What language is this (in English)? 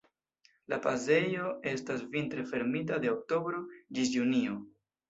Esperanto